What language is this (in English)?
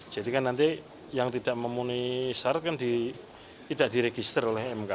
Indonesian